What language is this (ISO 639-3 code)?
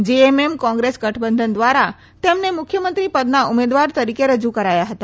guj